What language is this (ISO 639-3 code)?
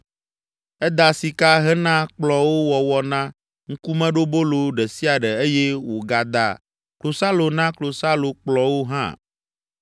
ewe